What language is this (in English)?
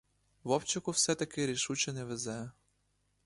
Ukrainian